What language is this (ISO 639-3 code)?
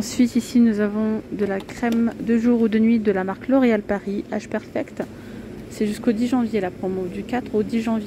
fra